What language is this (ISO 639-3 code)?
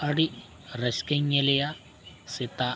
sat